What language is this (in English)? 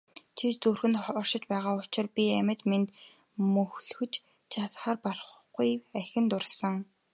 Mongolian